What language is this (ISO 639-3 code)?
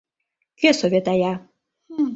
chm